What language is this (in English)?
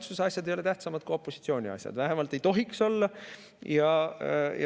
Estonian